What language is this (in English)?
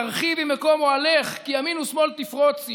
Hebrew